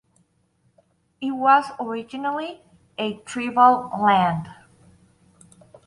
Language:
English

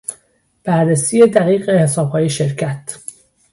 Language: Persian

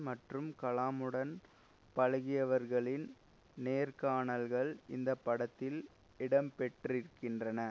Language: Tamil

